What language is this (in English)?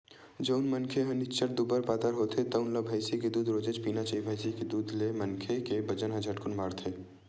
Chhattisgarhi